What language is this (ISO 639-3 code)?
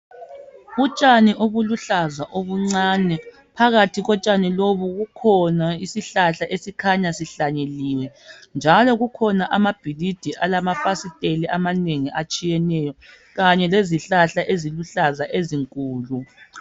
nde